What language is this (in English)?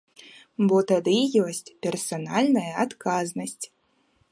Belarusian